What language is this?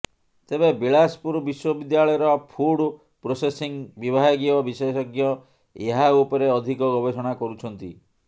Odia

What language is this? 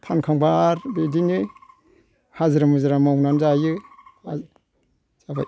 Bodo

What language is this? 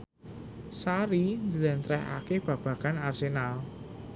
Javanese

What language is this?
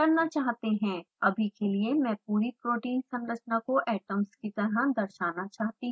Hindi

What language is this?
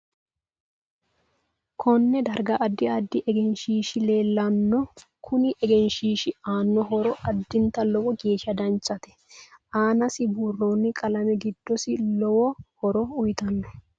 Sidamo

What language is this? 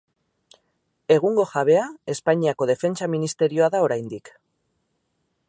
Basque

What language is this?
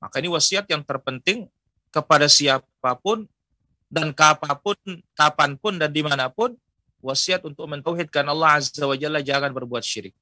Indonesian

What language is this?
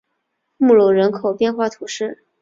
Chinese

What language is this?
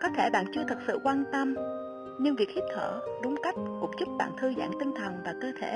Vietnamese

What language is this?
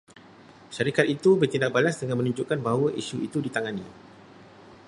Malay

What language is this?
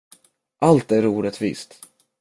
Swedish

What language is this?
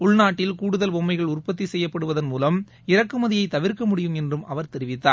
Tamil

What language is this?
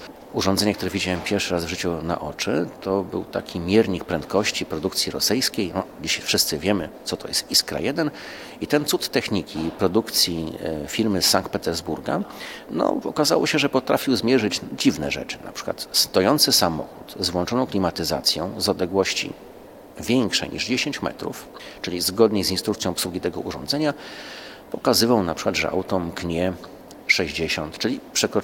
Polish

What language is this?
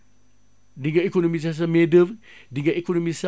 Wolof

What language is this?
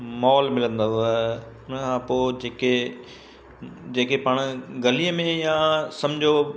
Sindhi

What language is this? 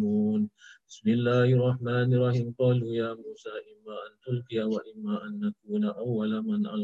Malay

